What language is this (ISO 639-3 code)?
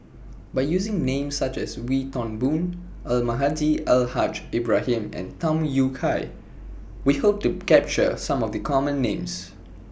eng